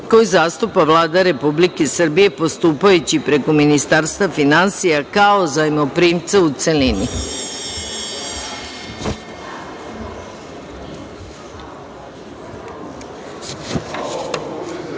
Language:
Serbian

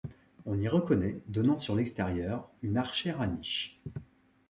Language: French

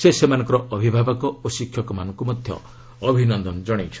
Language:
Odia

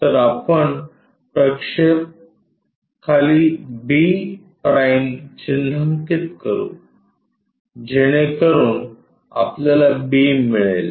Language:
Marathi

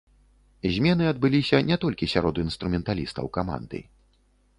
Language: Belarusian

